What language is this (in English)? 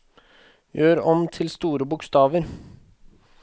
Norwegian